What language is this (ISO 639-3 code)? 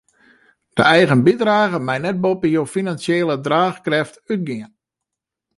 fry